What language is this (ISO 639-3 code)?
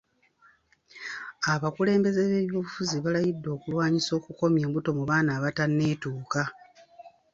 lug